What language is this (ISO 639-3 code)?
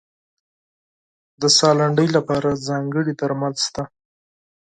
pus